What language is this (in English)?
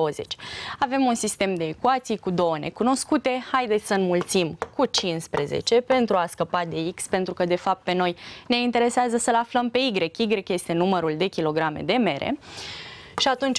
Romanian